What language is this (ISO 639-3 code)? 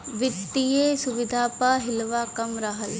bho